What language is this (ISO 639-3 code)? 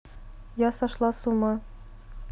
rus